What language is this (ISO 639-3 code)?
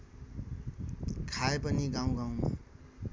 nep